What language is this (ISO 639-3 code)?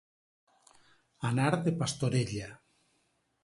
cat